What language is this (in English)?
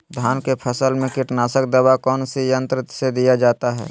Magahi